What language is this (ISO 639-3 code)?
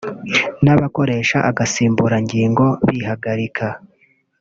kin